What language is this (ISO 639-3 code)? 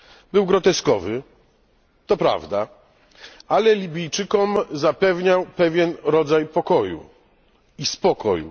pol